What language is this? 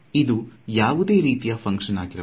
Kannada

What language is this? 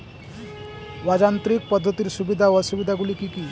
Bangla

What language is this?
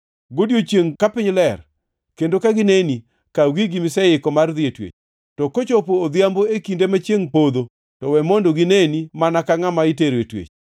Luo (Kenya and Tanzania)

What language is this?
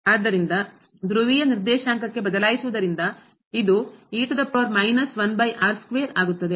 Kannada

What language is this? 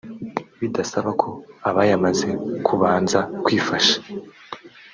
Kinyarwanda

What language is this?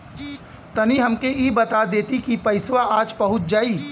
Bhojpuri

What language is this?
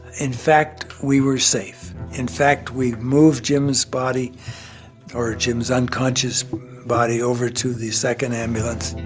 English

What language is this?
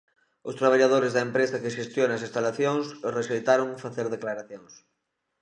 Galician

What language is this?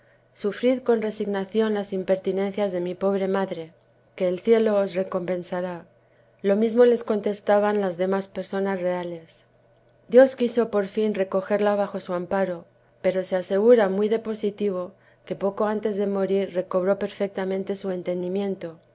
Spanish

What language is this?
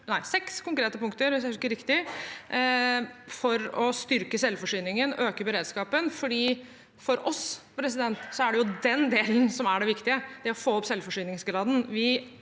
Norwegian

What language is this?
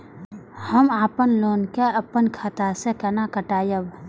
Maithili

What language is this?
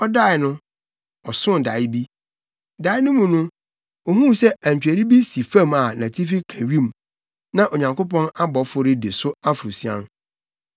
Akan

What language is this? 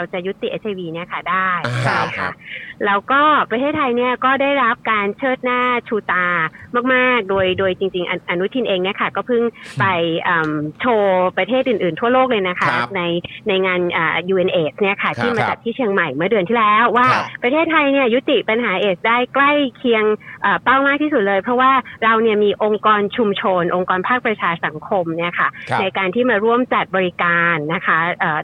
Thai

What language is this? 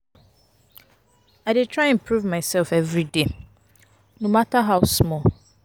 Nigerian Pidgin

